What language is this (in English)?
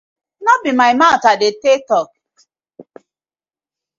Nigerian Pidgin